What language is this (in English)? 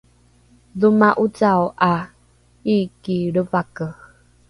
Rukai